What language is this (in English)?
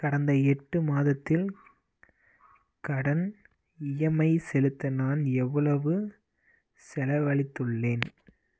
Tamil